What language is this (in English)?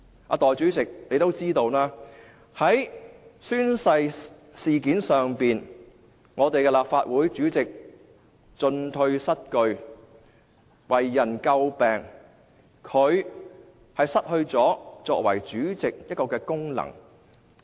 Cantonese